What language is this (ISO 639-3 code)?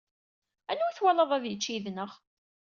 kab